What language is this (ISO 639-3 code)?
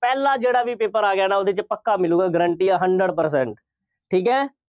pan